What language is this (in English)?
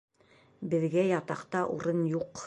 Bashkir